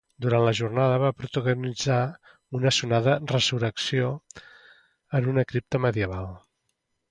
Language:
Catalan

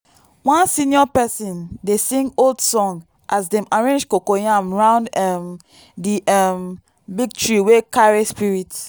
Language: Nigerian Pidgin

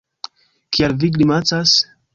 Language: Esperanto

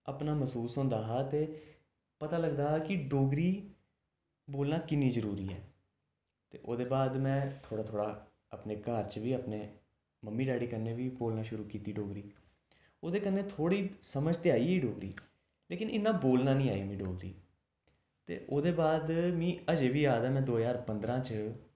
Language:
Dogri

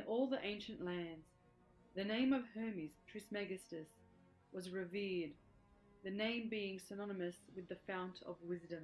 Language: English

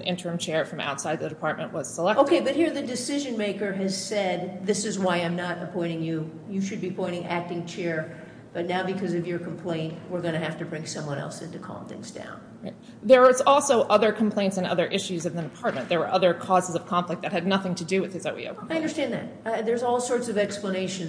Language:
English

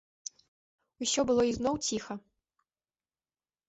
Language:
Belarusian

